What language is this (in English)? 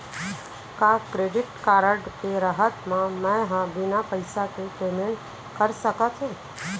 Chhattisgarhi